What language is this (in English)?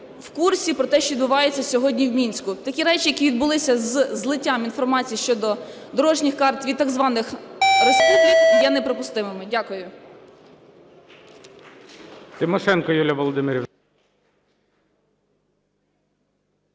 Ukrainian